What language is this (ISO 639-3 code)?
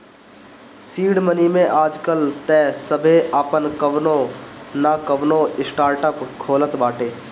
bho